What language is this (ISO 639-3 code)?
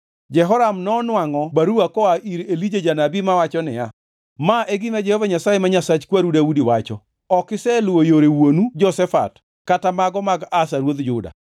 luo